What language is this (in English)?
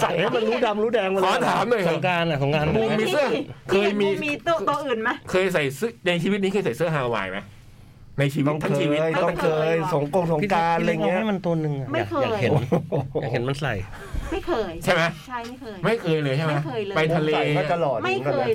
Thai